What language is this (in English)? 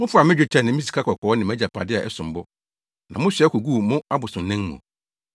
Akan